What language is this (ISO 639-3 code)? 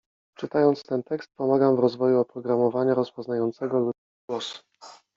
pol